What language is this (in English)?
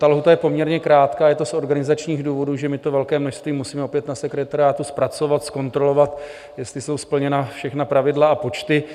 Czech